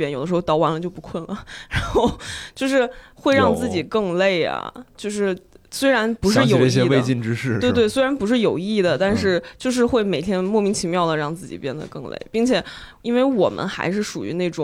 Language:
Chinese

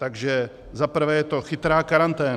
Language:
Czech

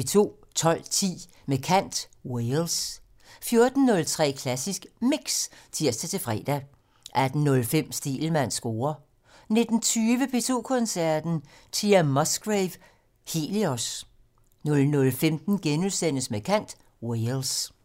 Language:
Danish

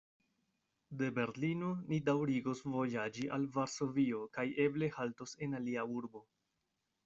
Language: Esperanto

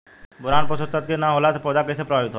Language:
Bhojpuri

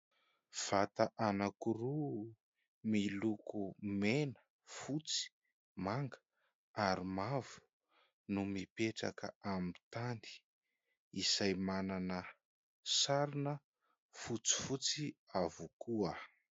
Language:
Malagasy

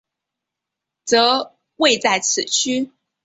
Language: Chinese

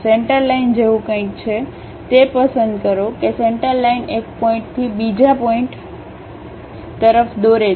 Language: Gujarati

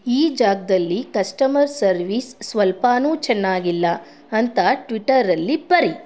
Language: Kannada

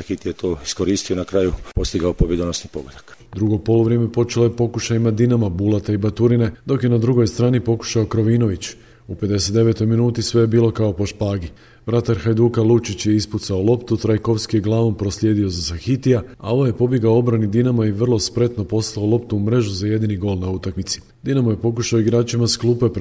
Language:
Croatian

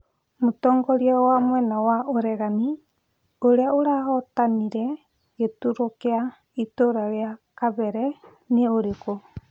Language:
Kikuyu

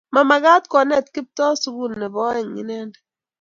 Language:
Kalenjin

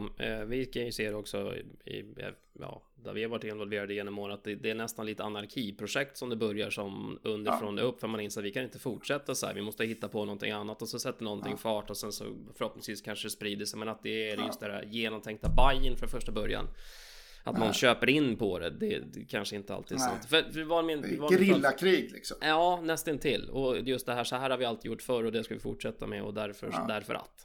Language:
Swedish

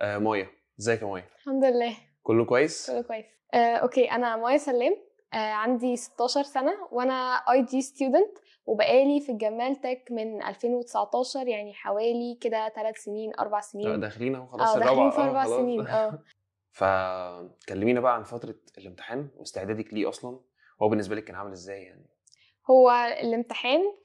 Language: Arabic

